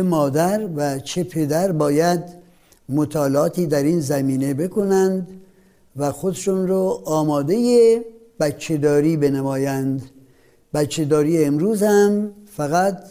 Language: Persian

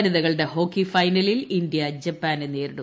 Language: Malayalam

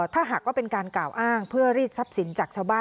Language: Thai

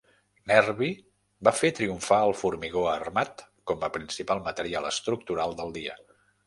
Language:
Catalan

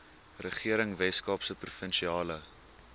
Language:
Afrikaans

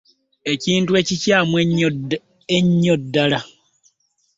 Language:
Ganda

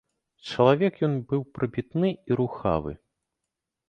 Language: Belarusian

